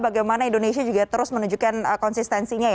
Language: Indonesian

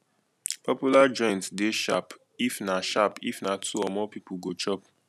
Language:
Nigerian Pidgin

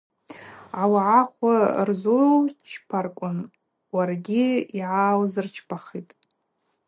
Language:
Abaza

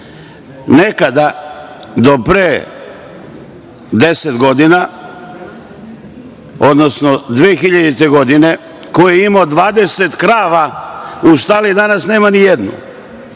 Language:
Serbian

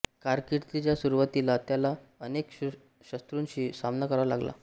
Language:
Marathi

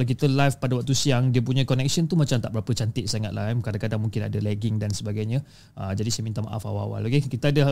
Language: Malay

